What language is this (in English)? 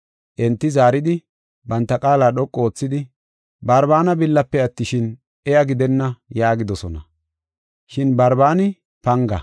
Gofa